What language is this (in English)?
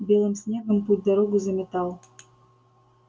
Russian